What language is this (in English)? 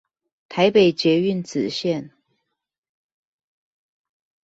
Chinese